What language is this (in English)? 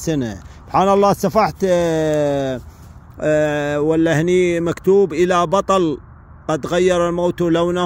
Arabic